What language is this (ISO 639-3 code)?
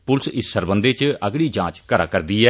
doi